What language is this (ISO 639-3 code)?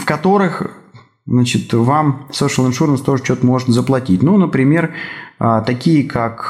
rus